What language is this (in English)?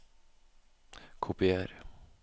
Norwegian